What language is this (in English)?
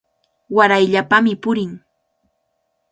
Cajatambo North Lima Quechua